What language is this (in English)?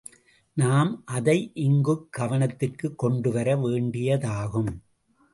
Tamil